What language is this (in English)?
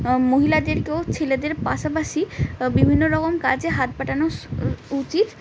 Bangla